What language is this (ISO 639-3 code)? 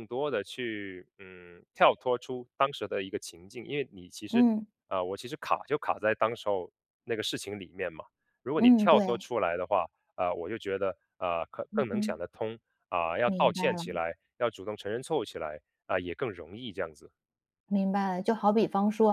zho